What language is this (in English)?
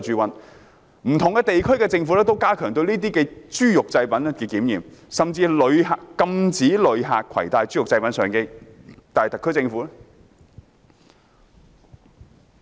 Cantonese